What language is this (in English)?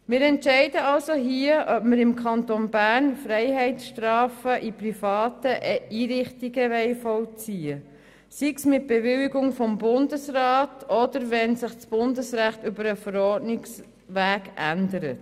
Swiss German